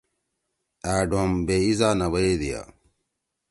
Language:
Torwali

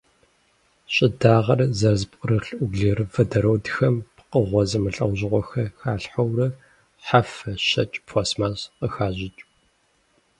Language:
Kabardian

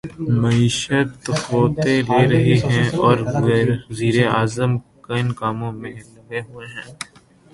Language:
Urdu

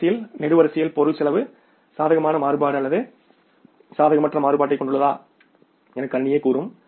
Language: Tamil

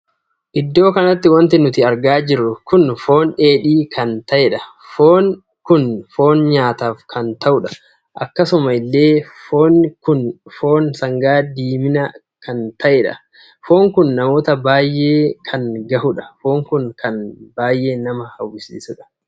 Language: Oromo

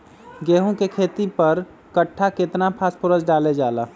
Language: Magahi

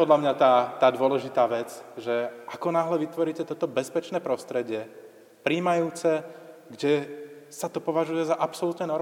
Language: Slovak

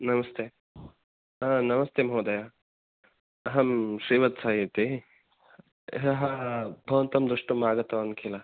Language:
Sanskrit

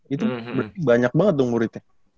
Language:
Indonesian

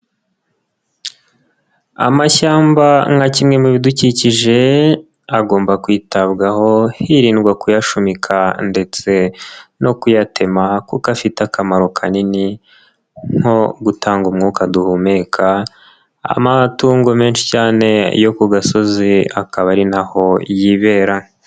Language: Kinyarwanda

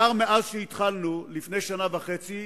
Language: Hebrew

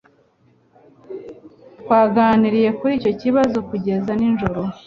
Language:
Kinyarwanda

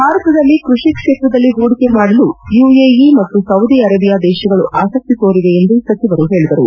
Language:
Kannada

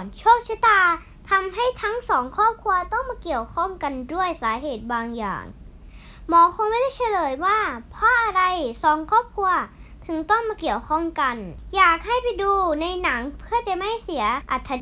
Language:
Thai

